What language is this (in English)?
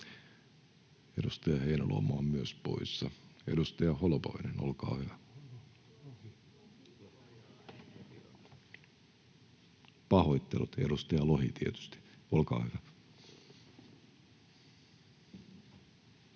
Finnish